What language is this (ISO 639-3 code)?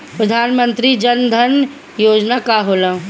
bho